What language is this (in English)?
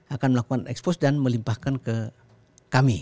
Indonesian